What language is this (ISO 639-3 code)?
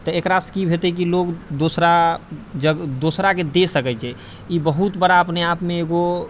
mai